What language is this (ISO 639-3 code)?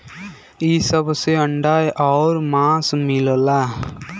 bho